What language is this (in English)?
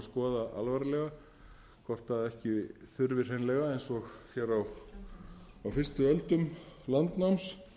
Icelandic